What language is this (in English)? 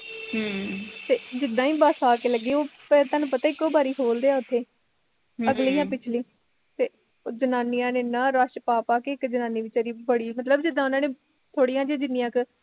Punjabi